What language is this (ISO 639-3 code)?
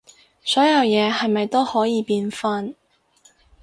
yue